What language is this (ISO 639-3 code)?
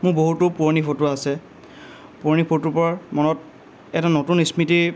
asm